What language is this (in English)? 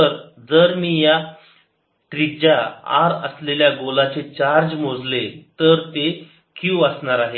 Marathi